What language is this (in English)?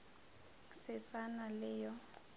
Northern Sotho